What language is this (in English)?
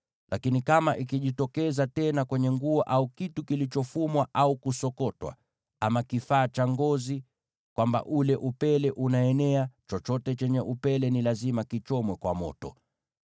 Swahili